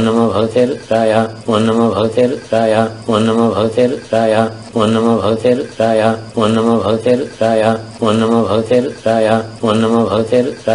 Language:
Danish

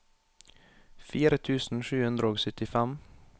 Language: Norwegian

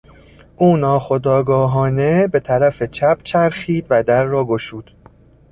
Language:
Persian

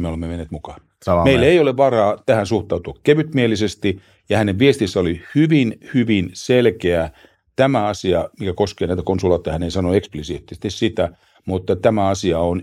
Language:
Finnish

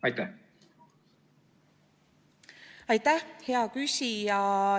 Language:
Estonian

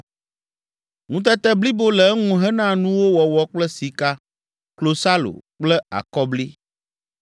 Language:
Ewe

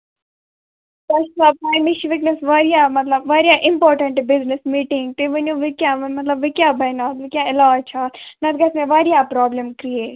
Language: Kashmiri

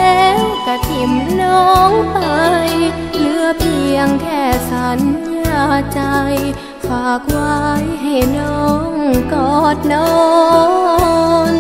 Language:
Thai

